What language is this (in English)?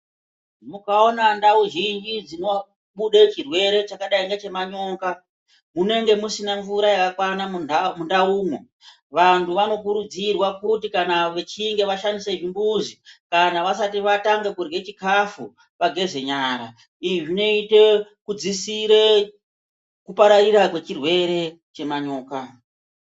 Ndau